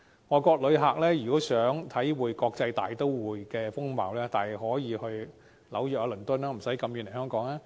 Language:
Cantonese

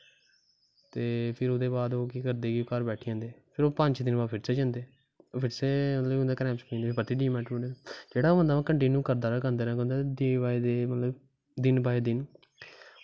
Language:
Dogri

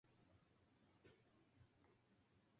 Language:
Spanish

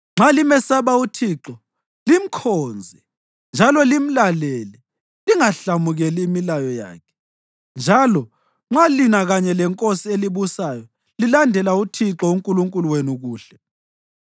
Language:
North Ndebele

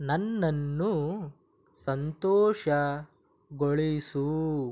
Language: Kannada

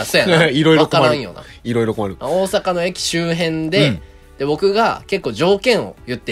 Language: Japanese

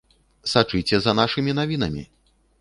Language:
Belarusian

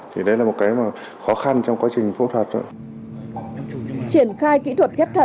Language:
Vietnamese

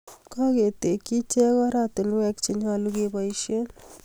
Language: Kalenjin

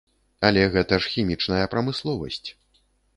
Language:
Belarusian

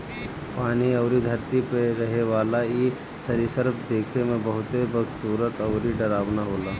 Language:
Bhojpuri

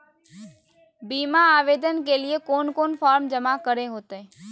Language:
Magahi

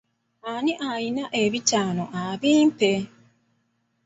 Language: Ganda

